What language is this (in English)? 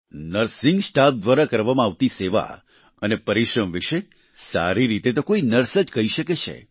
Gujarati